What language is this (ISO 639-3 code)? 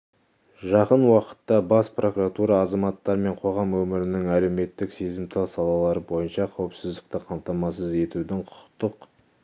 kaz